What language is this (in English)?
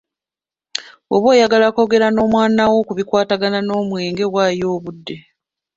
Ganda